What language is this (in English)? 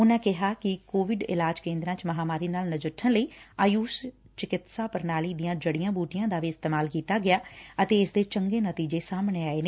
Punjabi